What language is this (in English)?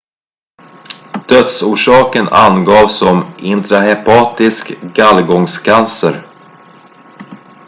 Swedish